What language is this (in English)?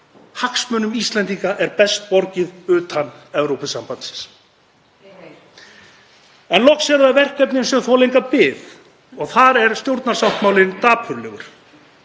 Icelandic